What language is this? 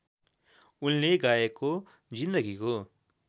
Nepali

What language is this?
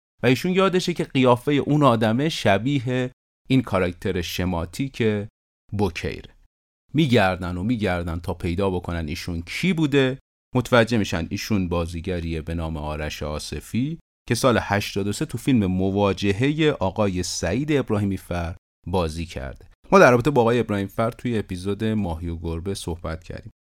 Persian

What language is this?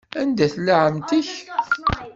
Kabyle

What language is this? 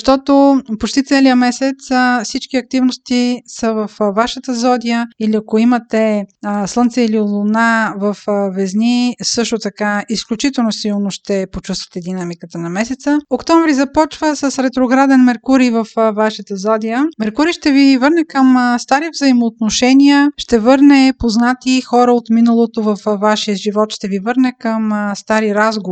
Bulgarian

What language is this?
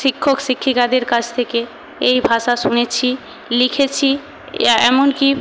Bangla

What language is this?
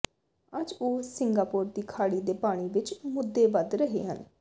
Punjabi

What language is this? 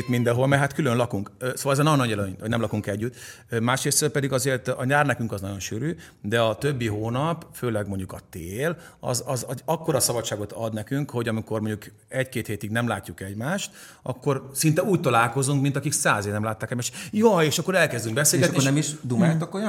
Hungarian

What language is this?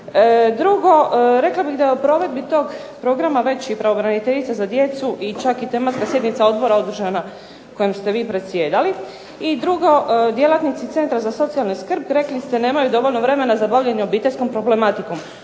Croatian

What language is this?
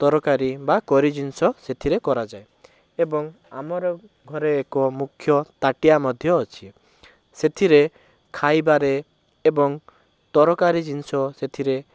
Odia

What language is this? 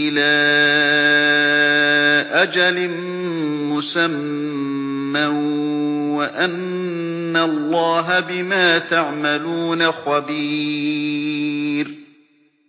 Arabic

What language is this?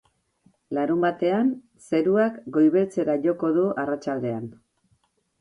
Basque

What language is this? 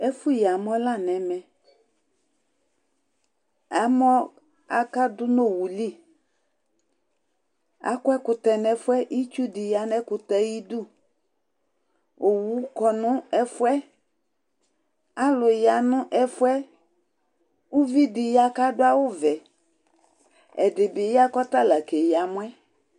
Ikposo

